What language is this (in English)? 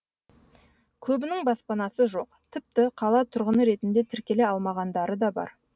Kazakh